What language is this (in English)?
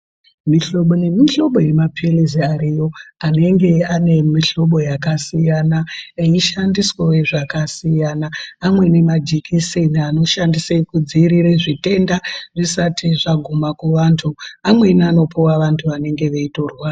Ndau